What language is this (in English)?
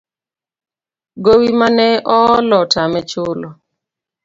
Luo (Kenya and Tanzania)